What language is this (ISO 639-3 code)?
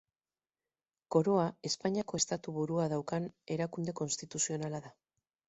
eus